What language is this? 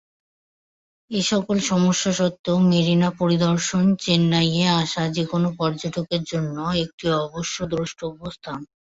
Bangla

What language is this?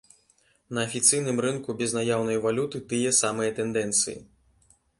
Belarusian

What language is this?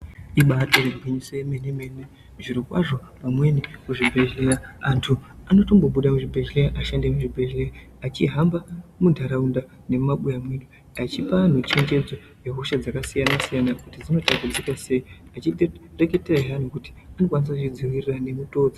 Ndau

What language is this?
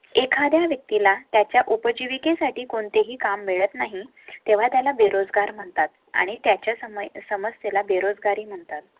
Marathi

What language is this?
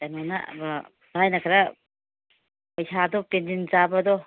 Manipuri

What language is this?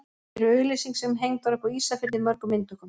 Icelandic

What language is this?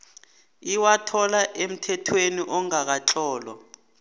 South Ndebele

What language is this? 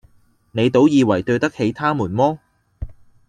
Cantonese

